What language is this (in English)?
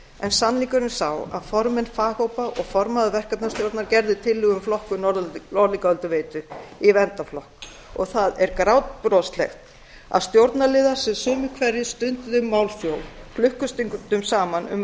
Icelandic